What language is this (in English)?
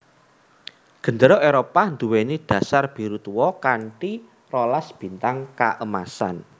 Javanese